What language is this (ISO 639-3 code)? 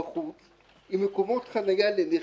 heb